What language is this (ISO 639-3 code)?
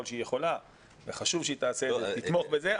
heb